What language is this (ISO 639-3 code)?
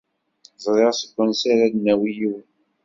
kab